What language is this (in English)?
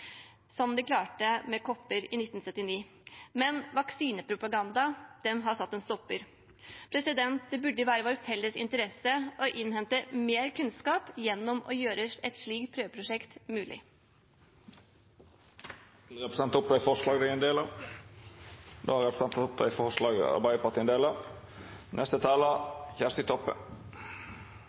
Norwegian